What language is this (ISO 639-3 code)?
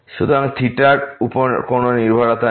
ben